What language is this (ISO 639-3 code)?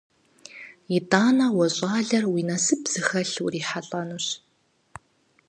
kbd